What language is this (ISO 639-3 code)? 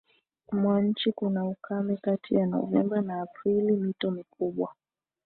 swa